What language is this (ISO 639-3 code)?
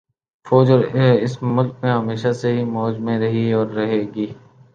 urd